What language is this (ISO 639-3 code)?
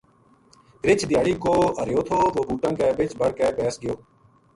gju